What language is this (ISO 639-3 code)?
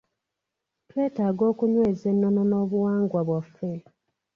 lug